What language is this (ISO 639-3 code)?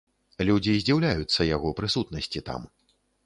bel